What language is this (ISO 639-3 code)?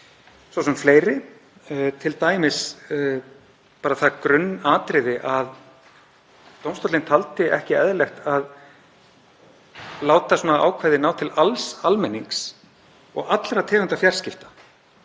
isl